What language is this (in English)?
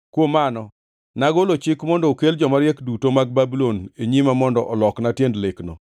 Luo (Kenya and Tanzania)